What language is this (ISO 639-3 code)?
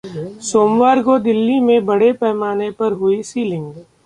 hin